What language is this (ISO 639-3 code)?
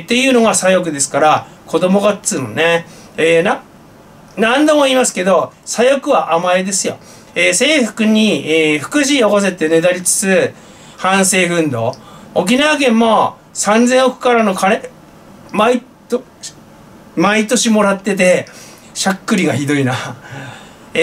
jpn